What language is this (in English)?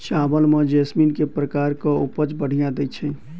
Maithili